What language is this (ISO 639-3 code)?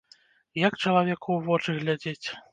bel